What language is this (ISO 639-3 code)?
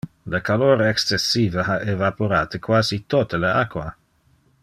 ina